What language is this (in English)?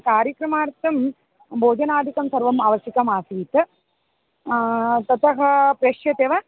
Sanskrit